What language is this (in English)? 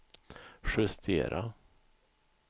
Swedish